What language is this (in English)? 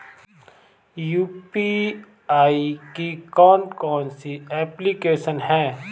Hindi